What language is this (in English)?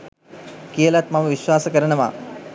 Sinhala